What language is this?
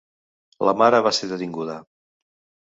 Catalan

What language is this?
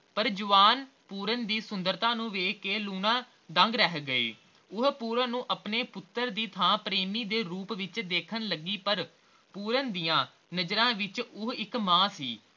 Punjabi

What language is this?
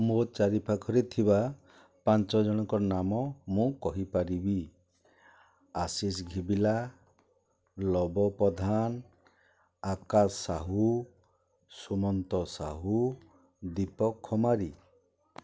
Odia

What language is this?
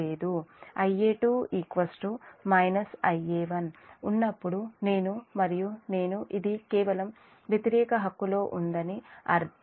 Telugu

